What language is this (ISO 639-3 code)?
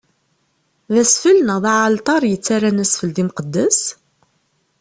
kab